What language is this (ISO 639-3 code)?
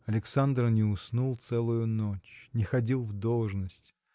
rus